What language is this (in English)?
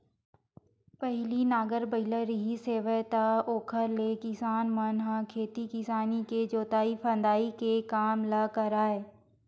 Chhattisgarhi